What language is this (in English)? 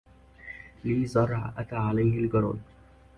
Arabic